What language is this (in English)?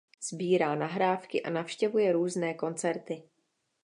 Czech